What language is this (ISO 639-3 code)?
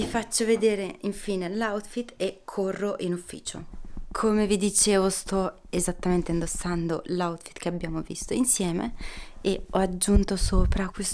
ita